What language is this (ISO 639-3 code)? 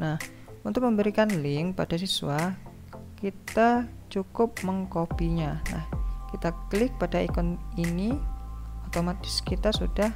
ind